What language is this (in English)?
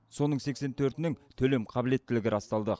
Kazakh